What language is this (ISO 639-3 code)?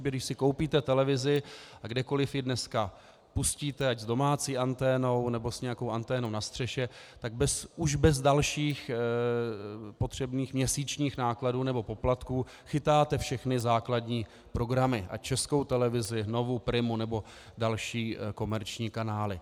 ces